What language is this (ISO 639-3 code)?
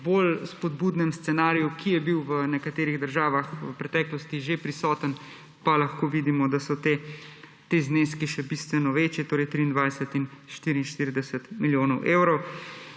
slv